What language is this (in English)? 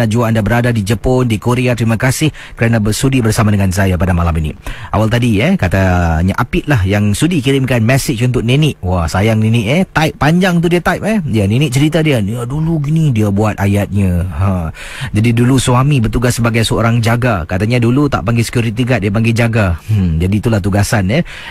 Malay